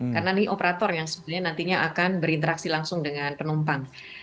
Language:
Indonesian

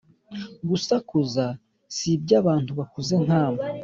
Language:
Kinyarwanda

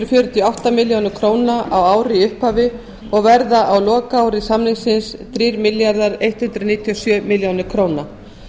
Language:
Icelandic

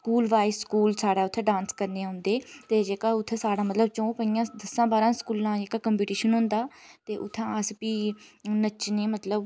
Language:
Dogri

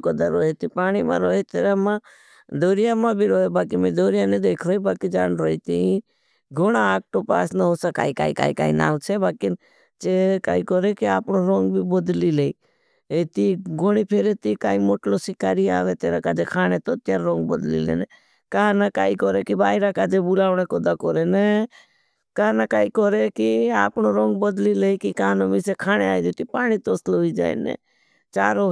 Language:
Bhili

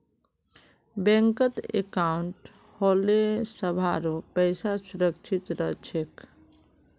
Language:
Magahi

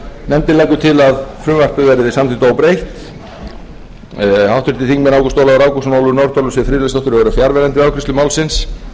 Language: Icelandic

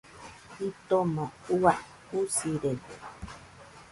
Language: Nüpode Huitoto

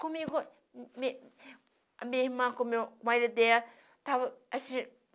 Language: Portuguese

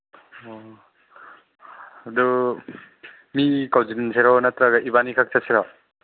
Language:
Manipuri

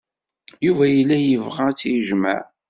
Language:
Kabyle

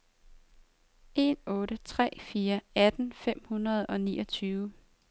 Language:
Danish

